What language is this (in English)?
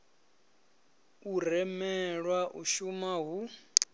Venda